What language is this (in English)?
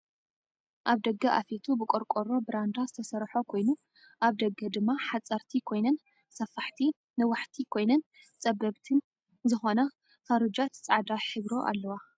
Tigrinya